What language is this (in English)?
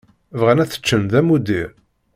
Kabyle